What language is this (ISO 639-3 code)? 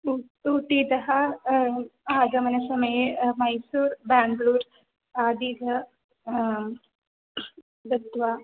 san